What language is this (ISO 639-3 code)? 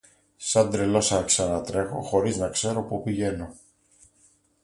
ell